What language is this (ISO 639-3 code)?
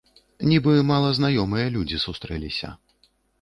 bel